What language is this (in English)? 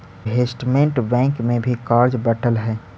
Magahi